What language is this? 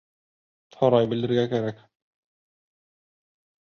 Bashkir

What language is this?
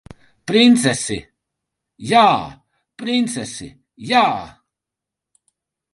Latvian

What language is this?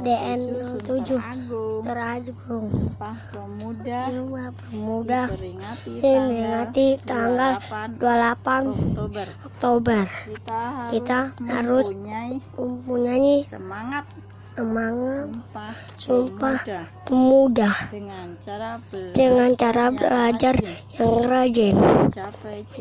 Indonesian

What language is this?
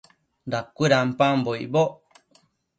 Matsés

